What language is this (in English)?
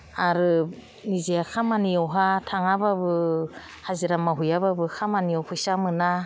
Bodo